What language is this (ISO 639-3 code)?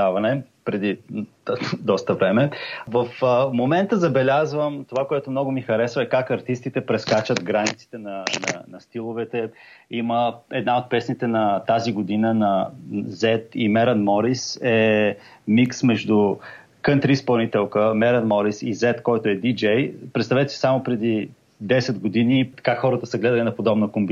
bul